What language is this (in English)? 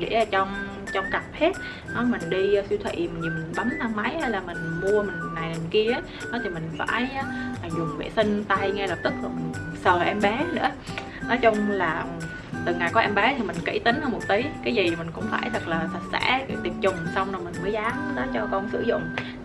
Vietnamese